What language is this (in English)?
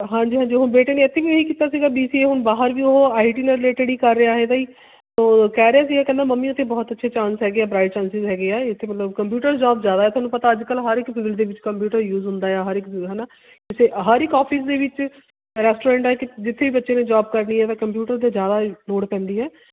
Punjabi